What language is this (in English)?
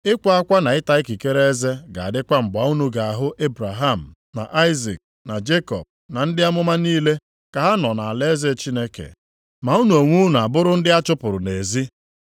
Igbo